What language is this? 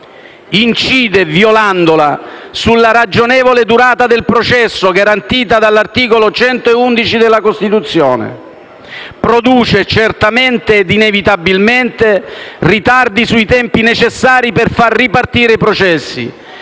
Italian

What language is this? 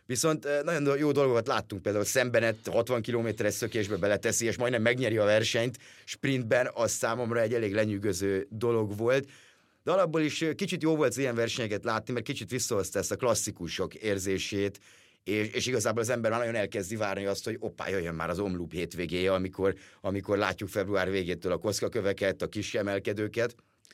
Hungarian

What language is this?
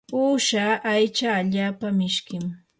Yanahuanca Pasco Quechua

